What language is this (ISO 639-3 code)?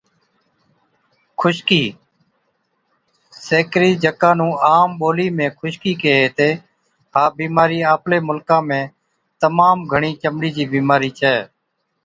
odk